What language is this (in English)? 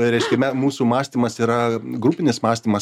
Lithuanian